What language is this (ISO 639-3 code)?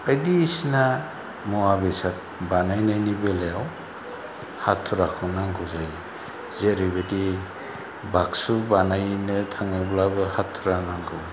brx